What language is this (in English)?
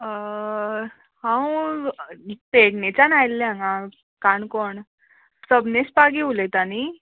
Konkani